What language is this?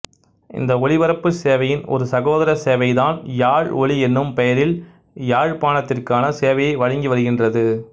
Tamil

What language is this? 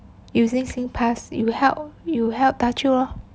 English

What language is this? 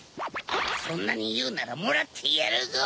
Japanese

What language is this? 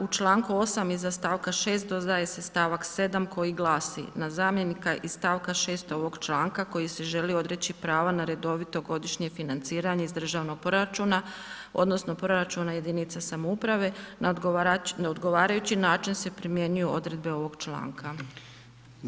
Croatian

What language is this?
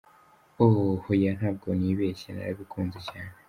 Kinyarwanda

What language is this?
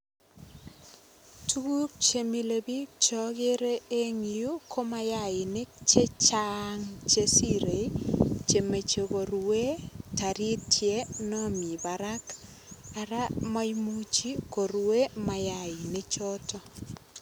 Kalenjin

